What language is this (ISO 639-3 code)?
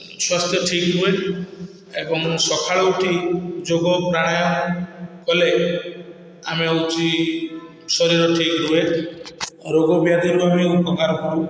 ori